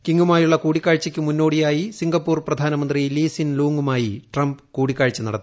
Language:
Malayalam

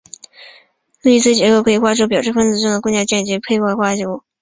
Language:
Chinese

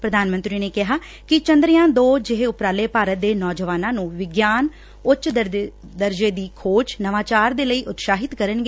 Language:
Punjabi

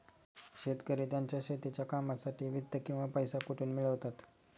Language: Marathi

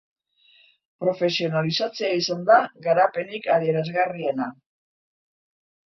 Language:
Basque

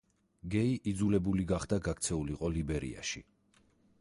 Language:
Georgian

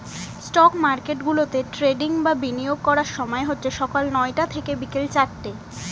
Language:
Bangla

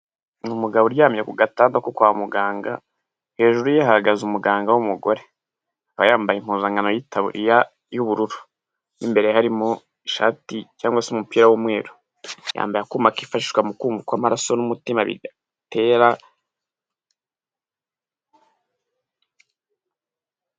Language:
Kinyarwanda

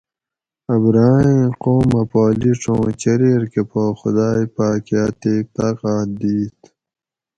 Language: Gawri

